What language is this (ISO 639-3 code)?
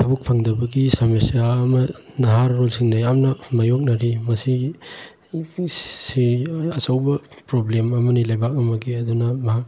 mni